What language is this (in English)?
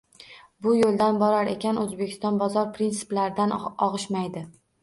Uzbek